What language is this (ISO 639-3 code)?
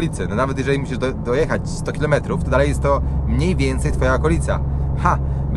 pol